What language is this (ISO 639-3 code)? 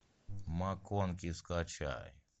rus